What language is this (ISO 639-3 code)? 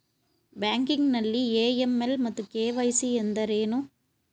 kan